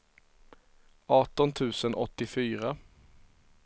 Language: Swedish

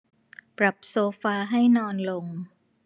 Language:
Thai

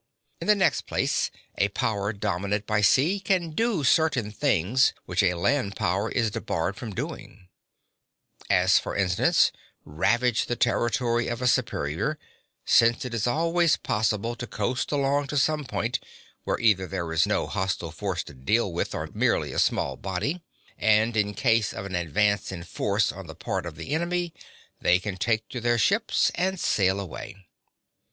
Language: English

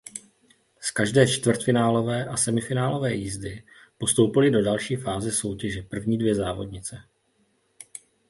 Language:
Czech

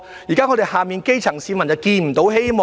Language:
Cantonese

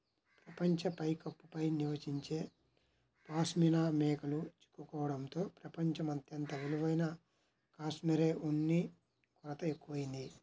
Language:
Telugu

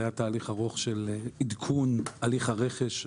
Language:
Hebrew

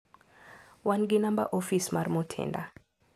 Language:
Luo (Kenya and Tanzania)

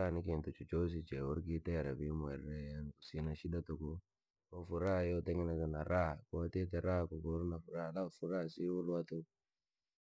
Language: Langi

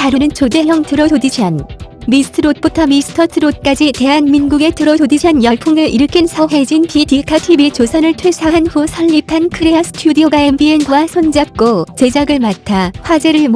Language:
Korean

